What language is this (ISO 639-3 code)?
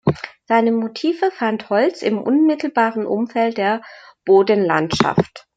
deu